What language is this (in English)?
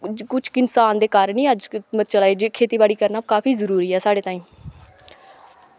Dogri